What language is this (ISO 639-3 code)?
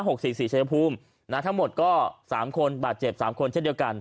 tha